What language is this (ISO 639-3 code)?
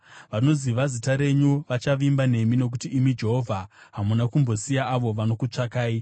sna